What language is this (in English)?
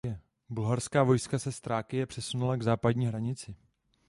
Czech